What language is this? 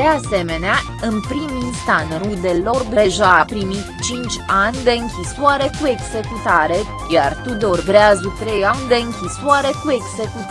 Romanian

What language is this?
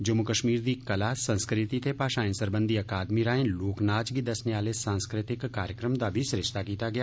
Dogri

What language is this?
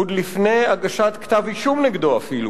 Hebrew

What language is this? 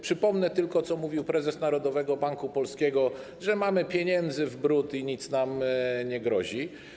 Polish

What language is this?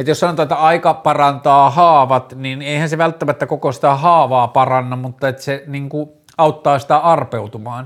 Finnish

